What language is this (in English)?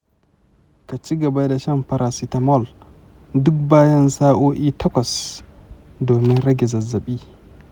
Hausa